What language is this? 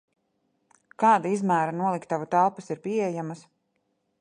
Latvian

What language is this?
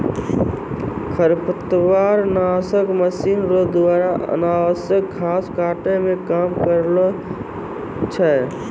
Maithili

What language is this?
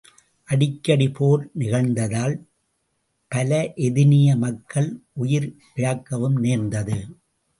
Tamil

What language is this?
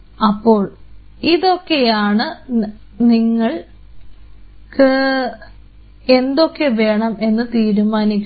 Malayalam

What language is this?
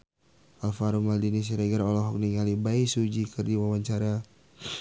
Sundanese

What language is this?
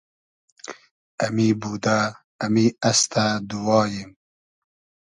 Hazaragi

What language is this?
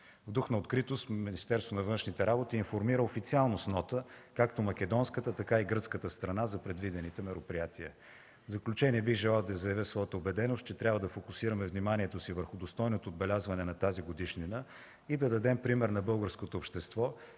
Bulgarian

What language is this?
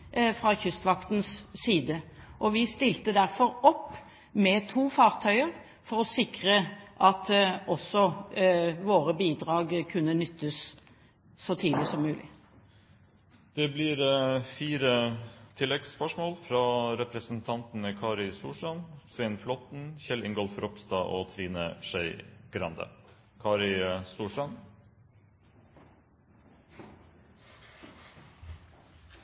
Norwegian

